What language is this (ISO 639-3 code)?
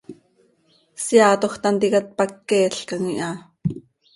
sei